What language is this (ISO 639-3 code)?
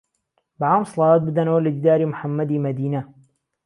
ckb